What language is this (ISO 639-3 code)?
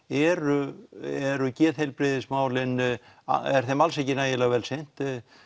isl